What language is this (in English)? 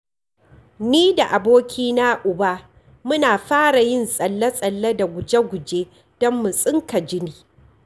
Hausa